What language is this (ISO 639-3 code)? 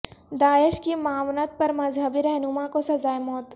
urd